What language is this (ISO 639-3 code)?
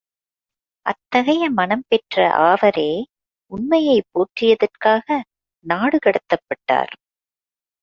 tam